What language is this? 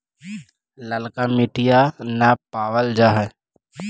Magahi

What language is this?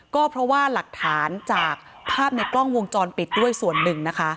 Thai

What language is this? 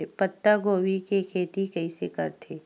Chhattisgarhi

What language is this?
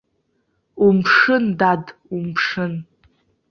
Abkhazian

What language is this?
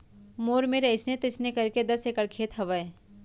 Chhattisgarhi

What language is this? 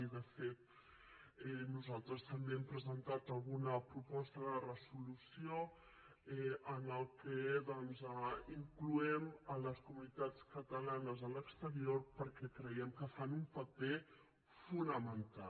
Catalan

